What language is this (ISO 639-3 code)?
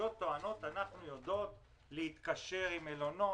heb